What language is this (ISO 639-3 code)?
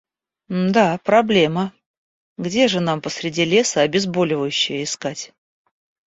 rus